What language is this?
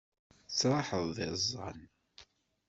Kabyle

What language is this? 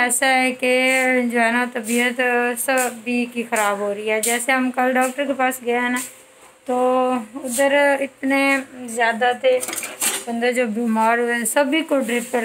Hindi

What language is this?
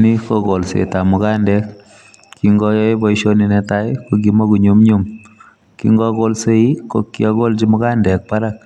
Kalenjin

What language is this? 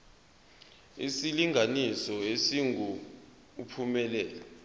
Zulu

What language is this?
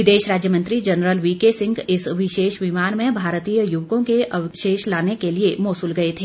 Hindi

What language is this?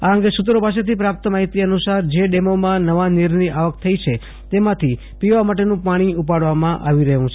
Gujarati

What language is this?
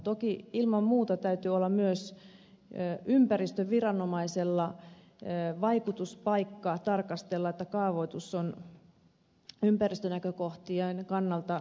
Finnish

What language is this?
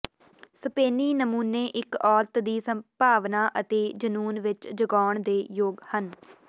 Punjabi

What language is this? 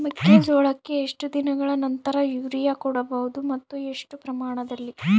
Kannada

